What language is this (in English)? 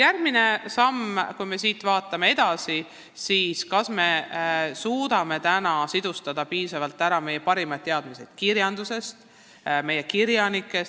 Estonian